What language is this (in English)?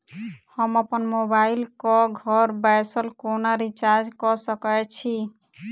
Maithili